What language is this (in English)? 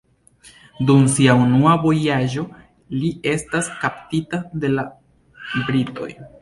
Esperanto